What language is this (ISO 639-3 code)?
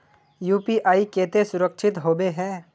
mag